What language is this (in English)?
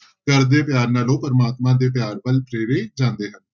Punjabi